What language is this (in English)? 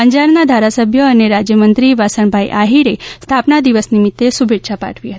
Gujarati